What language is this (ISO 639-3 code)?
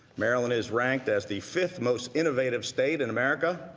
eng